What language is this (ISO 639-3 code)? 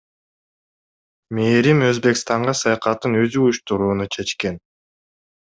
kir